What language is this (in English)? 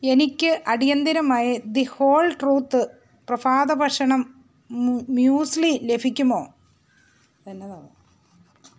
Malayalam